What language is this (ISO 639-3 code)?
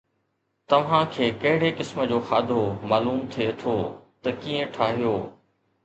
snd